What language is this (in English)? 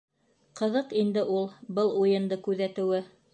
Bashkir